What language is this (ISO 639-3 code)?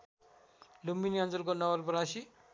nep